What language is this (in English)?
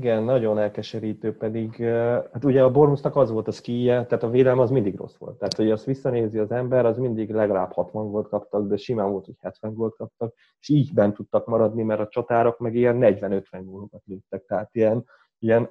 Hungarian